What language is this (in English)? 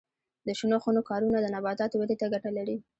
Pashto